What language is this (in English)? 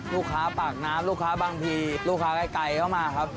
Thai